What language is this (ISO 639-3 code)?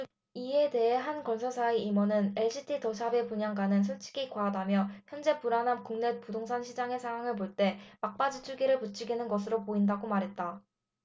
kor